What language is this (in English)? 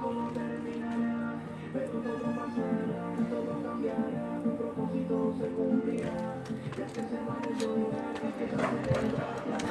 Spanish